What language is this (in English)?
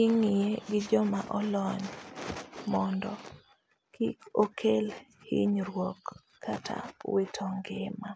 Luo (Kenya and Tanzania)